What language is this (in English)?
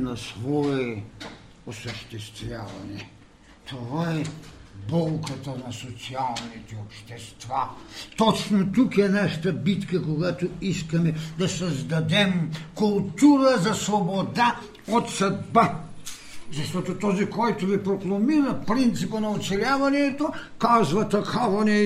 Bulgarian